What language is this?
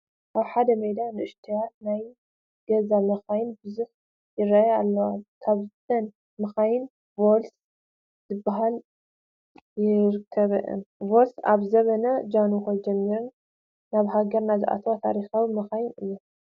Tigrinya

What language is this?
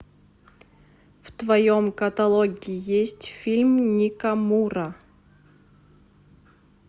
Russian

